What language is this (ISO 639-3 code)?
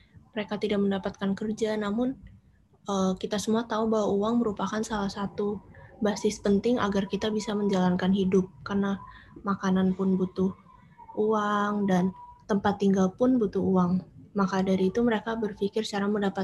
ind